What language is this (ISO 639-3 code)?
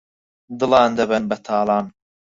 ckb